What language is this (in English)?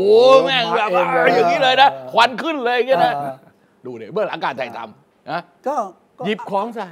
Thai